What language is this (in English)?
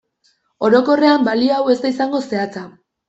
Basque